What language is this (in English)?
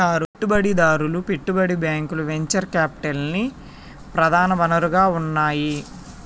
Telugu